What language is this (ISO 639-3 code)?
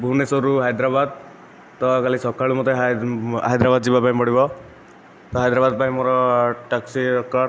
ori